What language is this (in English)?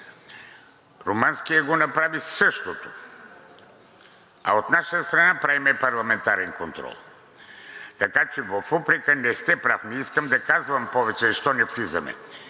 Bulgarian